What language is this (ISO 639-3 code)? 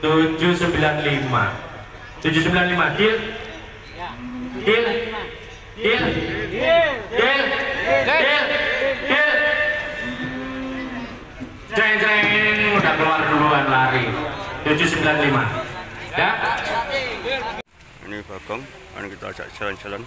ind